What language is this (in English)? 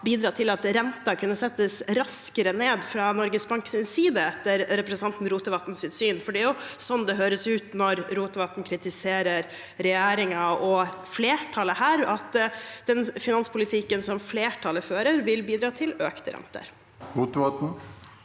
Norwegian